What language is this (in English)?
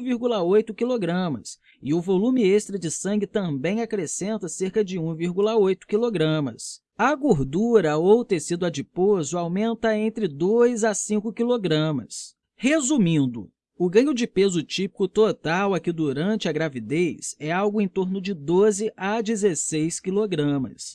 Portuguese